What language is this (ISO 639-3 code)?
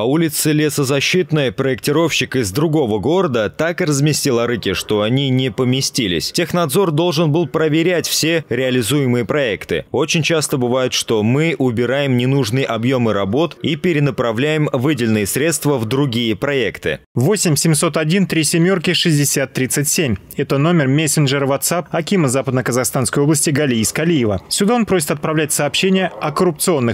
rus